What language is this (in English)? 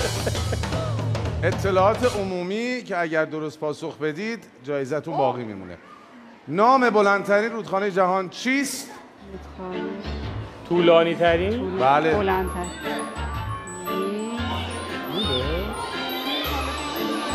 Persian